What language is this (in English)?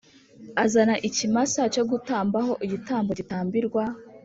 Kinyarwanda